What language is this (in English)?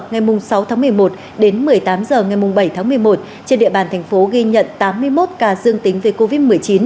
Vietnamese